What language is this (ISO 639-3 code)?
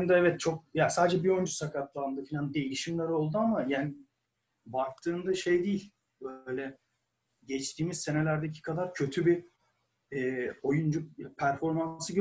tur